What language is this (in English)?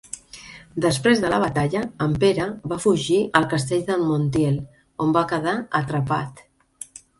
Catalan